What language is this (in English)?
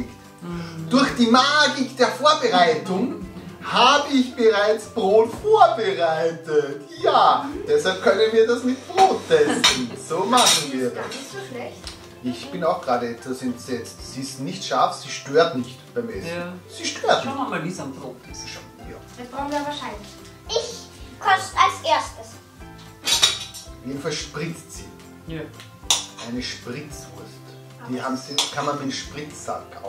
German